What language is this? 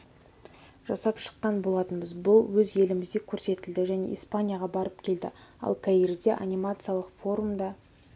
Kazakh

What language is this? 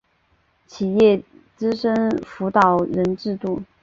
Chinese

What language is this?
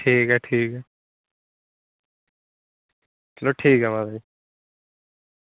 Dogri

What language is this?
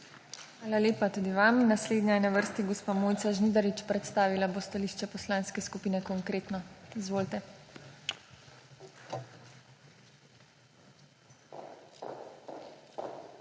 Slovenian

